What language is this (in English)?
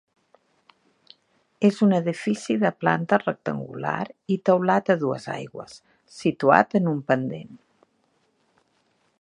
Catalan